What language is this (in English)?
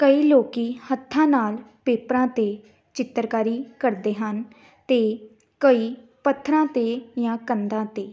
Punjabi